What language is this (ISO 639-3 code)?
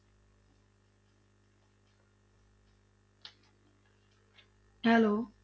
pan